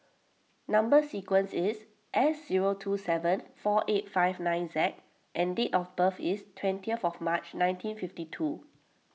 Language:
English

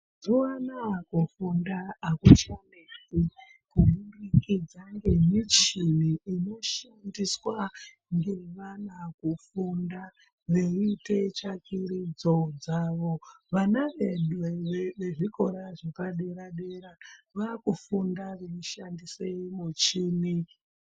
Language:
Ndau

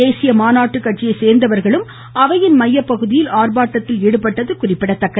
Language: Tamil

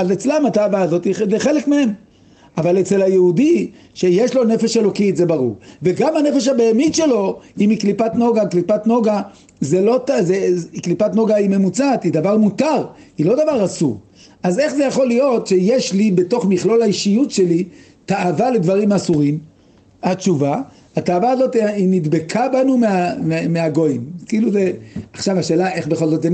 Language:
Hebrew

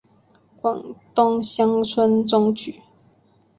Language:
Chinese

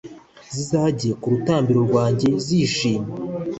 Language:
Kinyarwanda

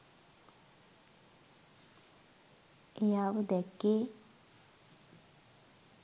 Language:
Sinhala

